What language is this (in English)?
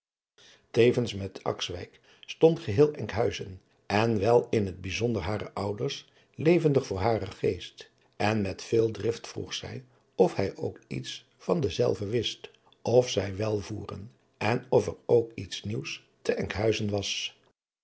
Dutch